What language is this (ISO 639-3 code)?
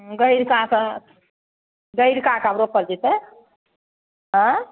mai